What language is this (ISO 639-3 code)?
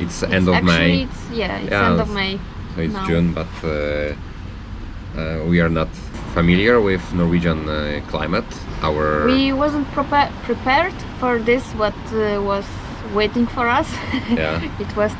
eng